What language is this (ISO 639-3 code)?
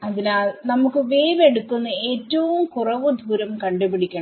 mal